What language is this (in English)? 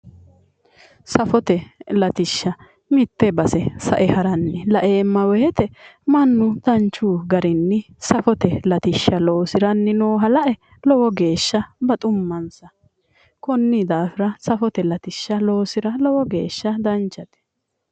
Sidamo